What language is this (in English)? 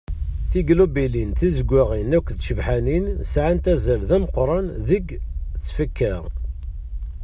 Kabyle